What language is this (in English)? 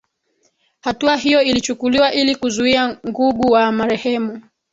Swahili